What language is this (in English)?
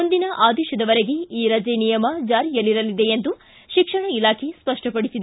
Kannada